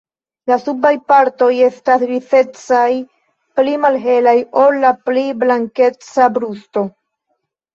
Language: Esperanto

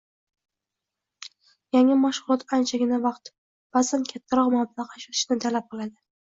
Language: Uzbek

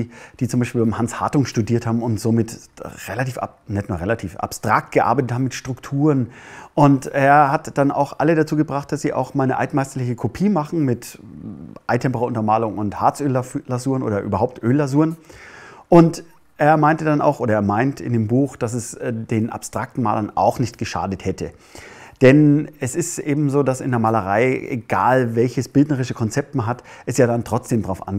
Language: German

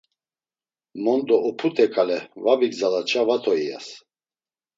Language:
Laz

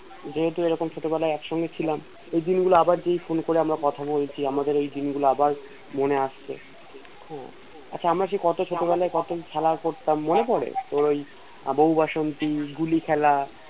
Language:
Bangla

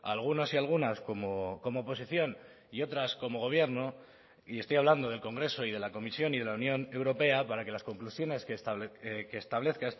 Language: Spanish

